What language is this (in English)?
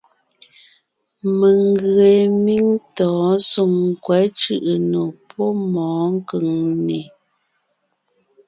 Ngiemboon